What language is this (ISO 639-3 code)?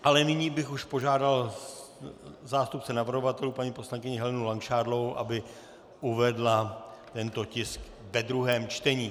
ces